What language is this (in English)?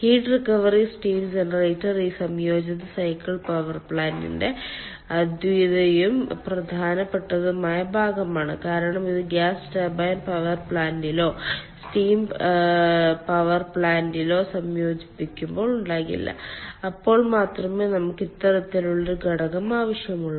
Malayalam